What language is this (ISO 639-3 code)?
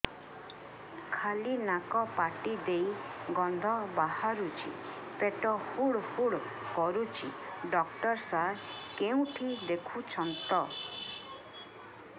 ori